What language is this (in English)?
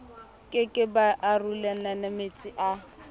Southern Sotho